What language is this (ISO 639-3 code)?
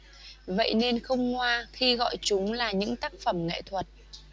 vie